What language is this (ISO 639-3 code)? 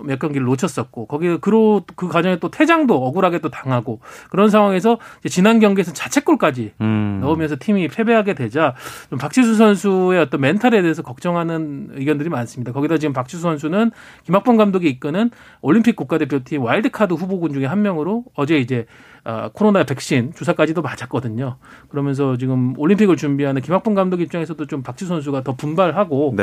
kor